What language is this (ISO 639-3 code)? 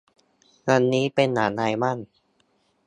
tha